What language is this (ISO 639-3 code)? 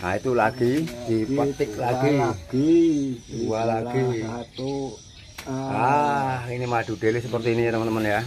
ind